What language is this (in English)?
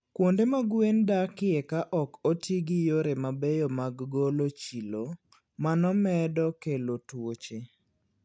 Luo (Kenya and Tanzania)